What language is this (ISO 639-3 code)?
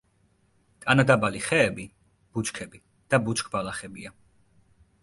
kat